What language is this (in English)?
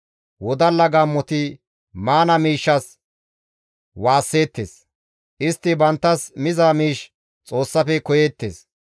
Gamo